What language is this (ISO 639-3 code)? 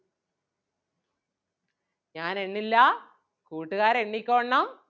mal